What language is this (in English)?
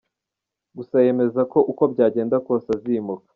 Kinyarwanda